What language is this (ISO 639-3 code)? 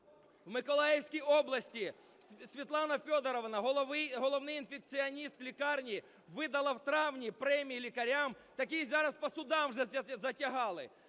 ukr